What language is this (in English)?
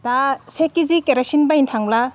Bodo